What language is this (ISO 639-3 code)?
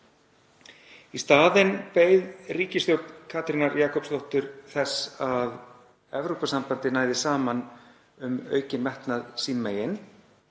isl